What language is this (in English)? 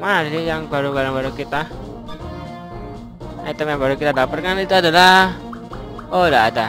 Indonesian